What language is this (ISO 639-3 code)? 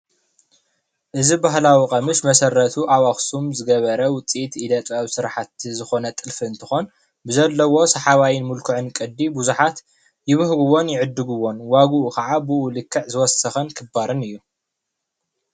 tir